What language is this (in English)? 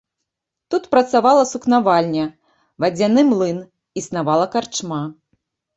Belarusian